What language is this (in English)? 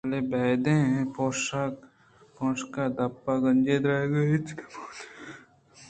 Eastern Balochi